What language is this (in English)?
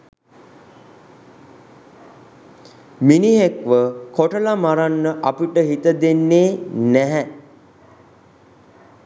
Sinhala